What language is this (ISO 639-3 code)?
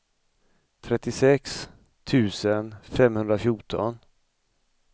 swe